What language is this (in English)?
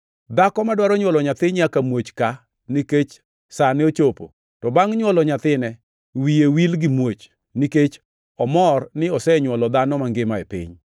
Luo (Kenya and Tanzania)